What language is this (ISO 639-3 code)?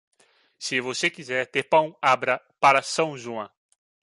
por